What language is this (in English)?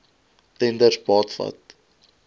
Afrikaans